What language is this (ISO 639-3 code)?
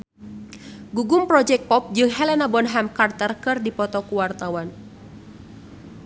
sun